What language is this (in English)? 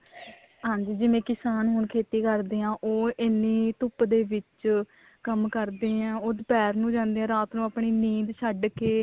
Punjabi